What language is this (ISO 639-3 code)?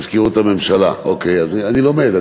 heb